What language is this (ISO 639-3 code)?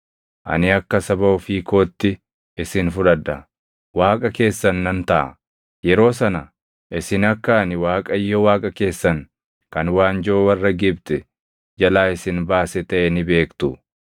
orm